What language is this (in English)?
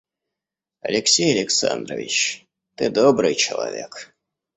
Russian